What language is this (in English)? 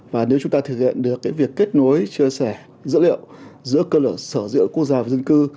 Vietnamese